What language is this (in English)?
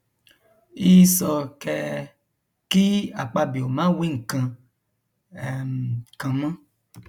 Yoruba